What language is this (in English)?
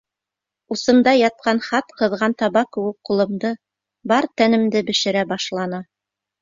Bashkir